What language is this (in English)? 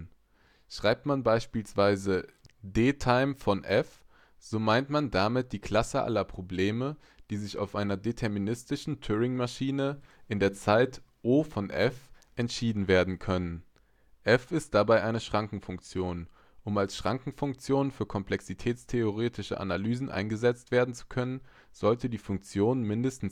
German